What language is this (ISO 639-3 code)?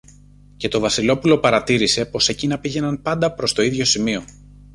ell